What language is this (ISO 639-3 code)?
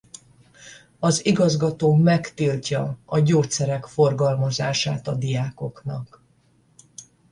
hun